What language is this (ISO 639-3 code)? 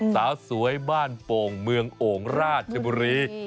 tha